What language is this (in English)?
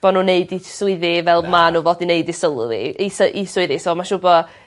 Welsh